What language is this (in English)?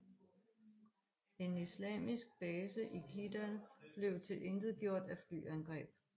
Danish